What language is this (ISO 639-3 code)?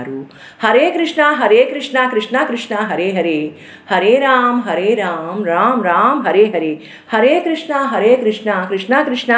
tel